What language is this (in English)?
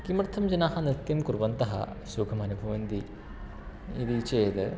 Sanskrit